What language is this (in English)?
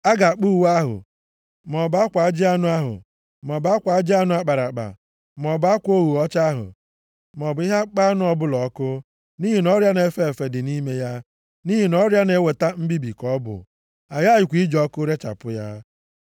Igbo